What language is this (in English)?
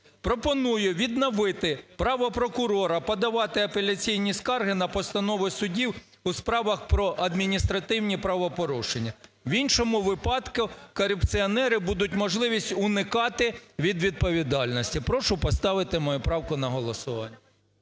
Ukrainian